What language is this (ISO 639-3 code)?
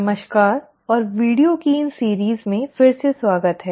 hin